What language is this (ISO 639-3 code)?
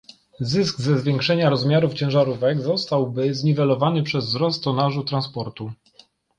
pol